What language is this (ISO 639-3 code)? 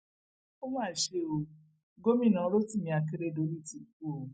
yor